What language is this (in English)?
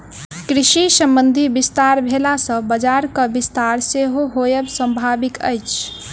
Maithili